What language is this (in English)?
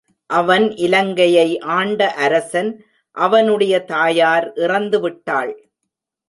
Tamil